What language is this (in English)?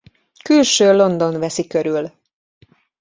Hungarian